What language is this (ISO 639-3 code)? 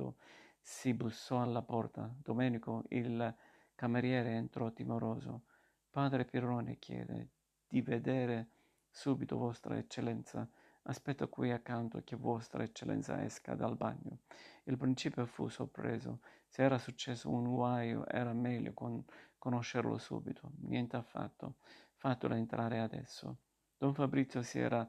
ita